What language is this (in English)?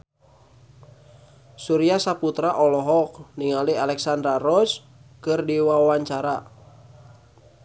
Sundanese